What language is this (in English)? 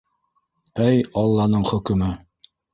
Bashkir